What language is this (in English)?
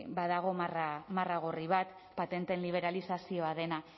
Basque